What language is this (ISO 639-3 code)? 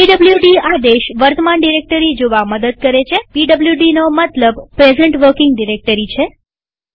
guj